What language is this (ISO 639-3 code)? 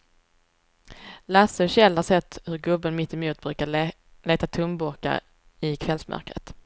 swe